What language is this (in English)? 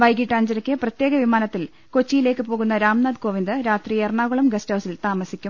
Malayalam